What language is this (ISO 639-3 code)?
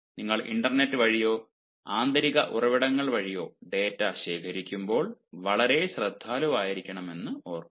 mal